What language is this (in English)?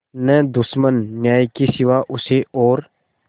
Hindi